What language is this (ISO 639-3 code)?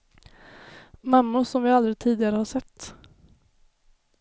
swe